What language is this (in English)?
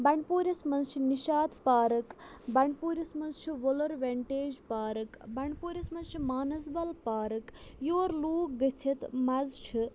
Kashmiri